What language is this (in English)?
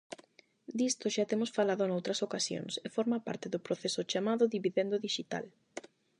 Galician